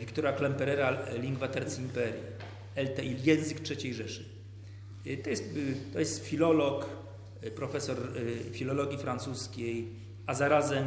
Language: Polish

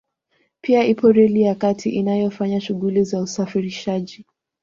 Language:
Swahili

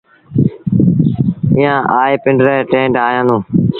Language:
Sindhi Bhil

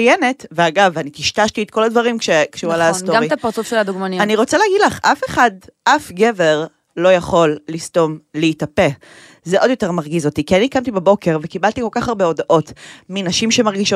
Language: Hebrew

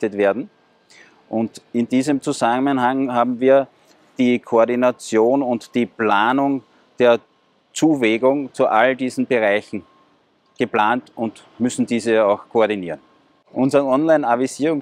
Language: German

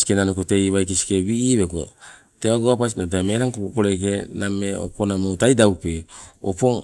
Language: Sibe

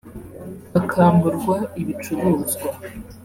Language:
Kinyarwanda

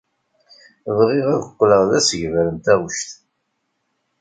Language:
Kabyle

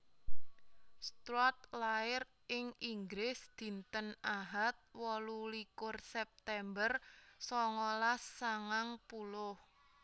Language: Javanese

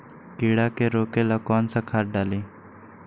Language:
Magahi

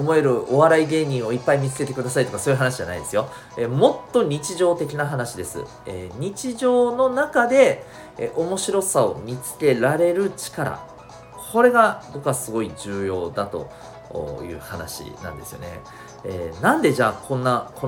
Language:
Japanese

